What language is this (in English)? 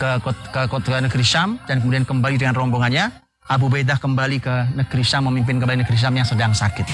Indonesian